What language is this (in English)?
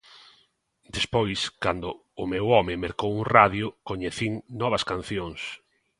Galician